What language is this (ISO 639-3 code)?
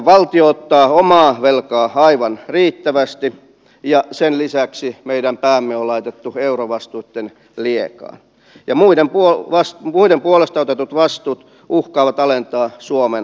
fin